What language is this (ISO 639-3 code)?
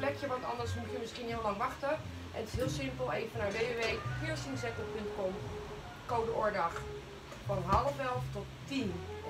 nld